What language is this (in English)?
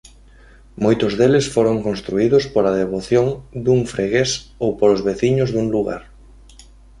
Galician